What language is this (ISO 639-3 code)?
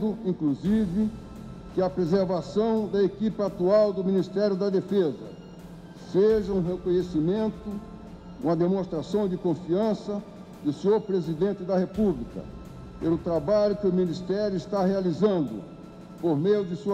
por